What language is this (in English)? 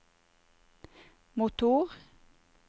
Norwegian